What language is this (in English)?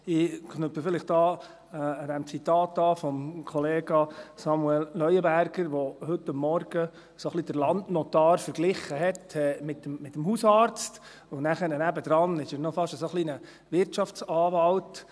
Swiss German